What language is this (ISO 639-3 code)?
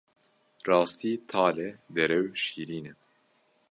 kur